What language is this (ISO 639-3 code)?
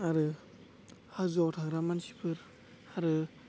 brx